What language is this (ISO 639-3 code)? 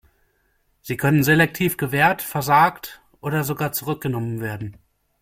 deu